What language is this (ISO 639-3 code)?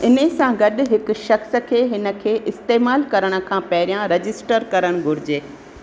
snd